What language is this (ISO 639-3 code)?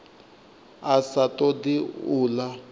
ven